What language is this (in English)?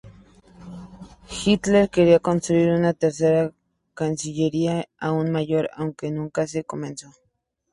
Spanish